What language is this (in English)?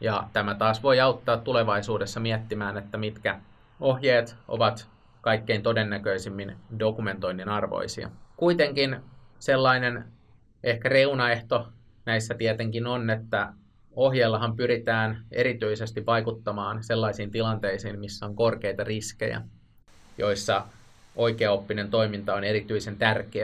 Finnish